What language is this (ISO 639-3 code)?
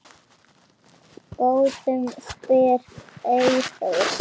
isl